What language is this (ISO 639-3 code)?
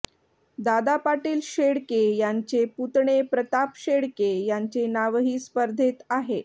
mar